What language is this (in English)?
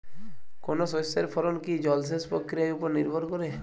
Bangla